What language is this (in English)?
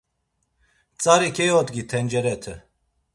Laz